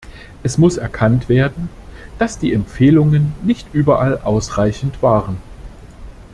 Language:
German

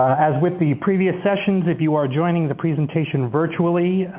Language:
English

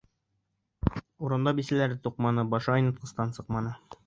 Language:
Bashkir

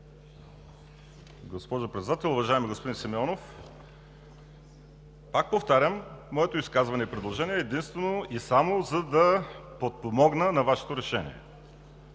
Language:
Bulgarian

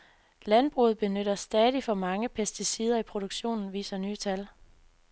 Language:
Danish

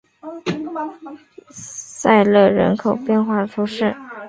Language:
Chinese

